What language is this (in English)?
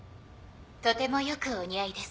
Japanese